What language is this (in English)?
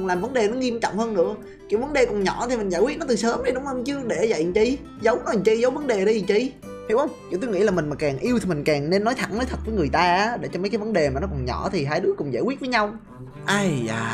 Vietnamese